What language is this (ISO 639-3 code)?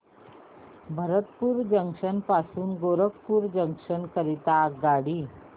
mar